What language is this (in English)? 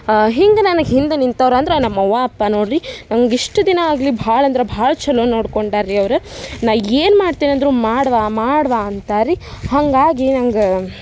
Kannada